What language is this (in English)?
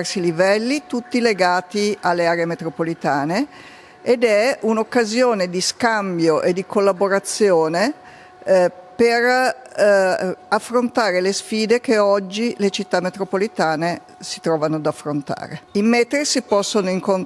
Italian